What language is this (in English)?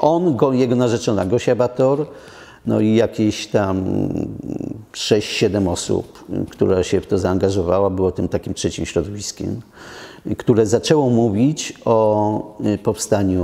Polish